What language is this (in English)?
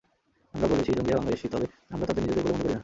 Bangla